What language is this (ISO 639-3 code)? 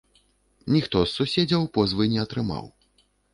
bel